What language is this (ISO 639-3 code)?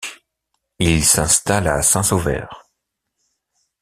fra